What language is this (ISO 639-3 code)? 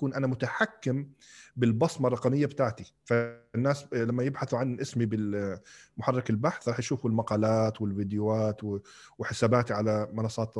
ara